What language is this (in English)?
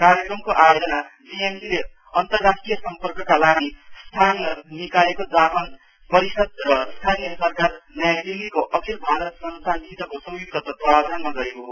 Nepali